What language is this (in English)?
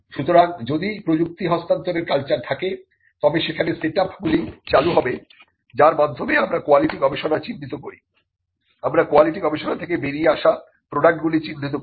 Bangla